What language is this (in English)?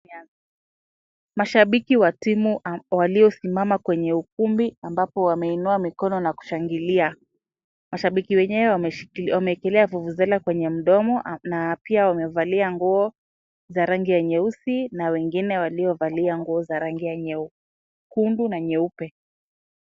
Swahili